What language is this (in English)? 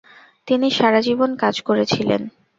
Bangla